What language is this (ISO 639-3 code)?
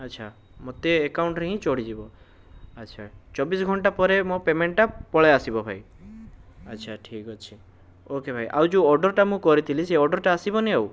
ori